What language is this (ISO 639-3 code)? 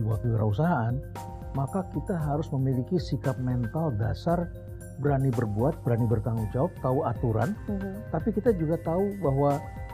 ind